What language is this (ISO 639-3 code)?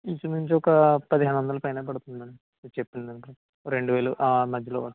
tel